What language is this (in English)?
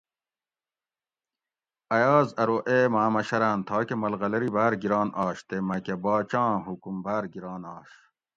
Gawri